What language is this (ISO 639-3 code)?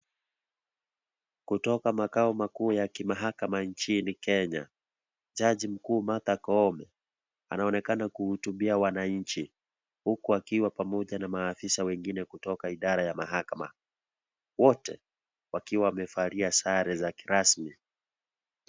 swa